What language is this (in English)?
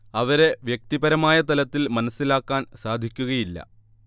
Malayalam